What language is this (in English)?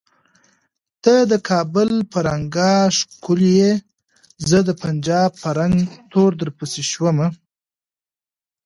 Pashto